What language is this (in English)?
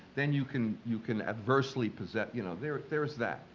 English